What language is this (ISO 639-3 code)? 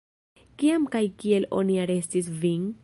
epo